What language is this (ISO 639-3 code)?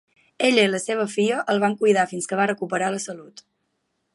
cat